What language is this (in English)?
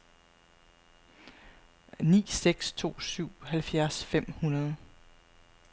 Danish